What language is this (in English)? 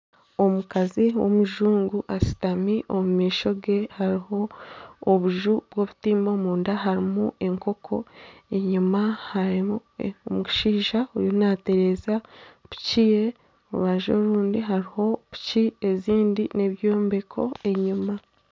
Nyankole